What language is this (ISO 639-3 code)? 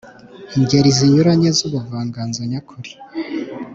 kin